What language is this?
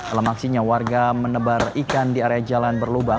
Indonesian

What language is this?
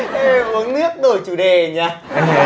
Vietnamese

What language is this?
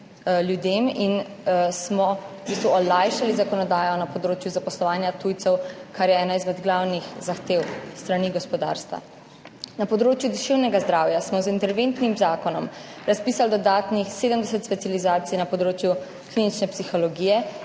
Slovenian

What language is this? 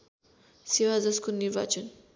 Nepali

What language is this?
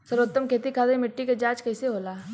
Bhojpuri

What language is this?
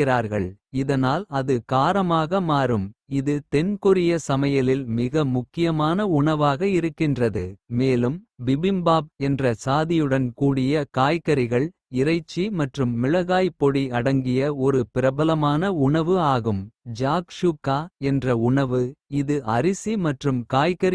Kota (India)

